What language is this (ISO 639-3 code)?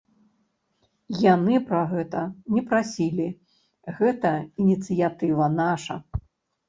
bel